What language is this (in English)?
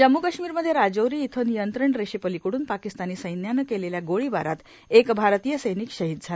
Marathi